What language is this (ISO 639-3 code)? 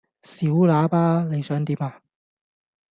yue